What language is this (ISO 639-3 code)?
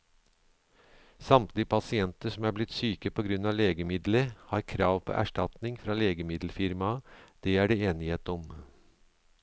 nor